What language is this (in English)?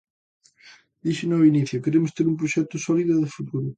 Galician